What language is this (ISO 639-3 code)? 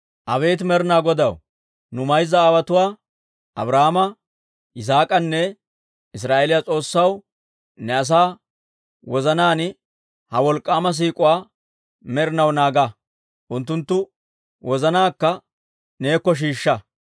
dwr